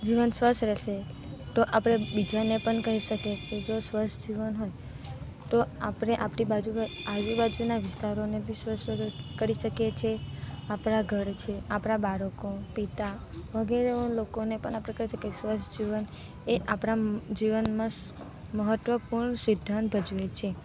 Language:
Gujarati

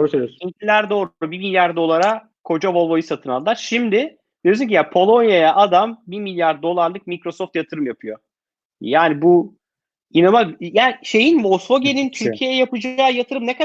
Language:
Turkish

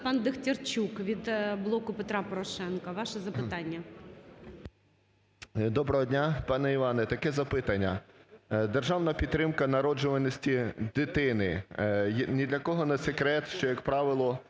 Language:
Ukrainian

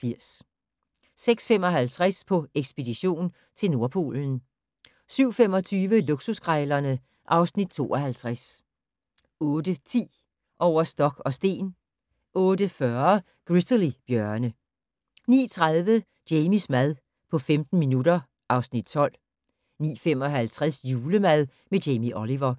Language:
Danish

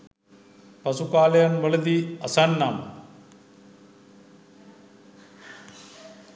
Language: Sinhala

